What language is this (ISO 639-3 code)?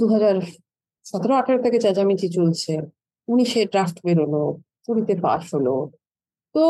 ben